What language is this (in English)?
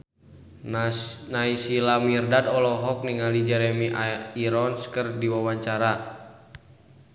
Sundanese